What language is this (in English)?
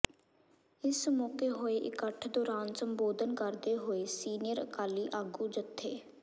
Punjabi